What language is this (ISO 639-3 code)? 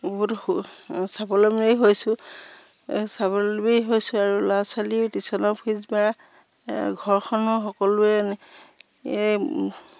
asm